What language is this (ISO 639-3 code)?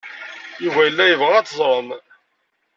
kab